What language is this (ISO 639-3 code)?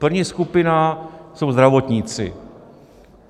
ces